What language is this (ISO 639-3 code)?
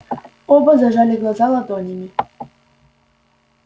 rus